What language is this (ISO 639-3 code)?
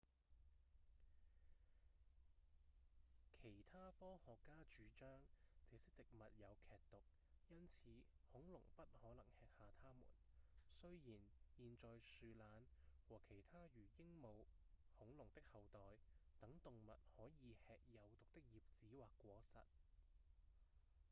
yue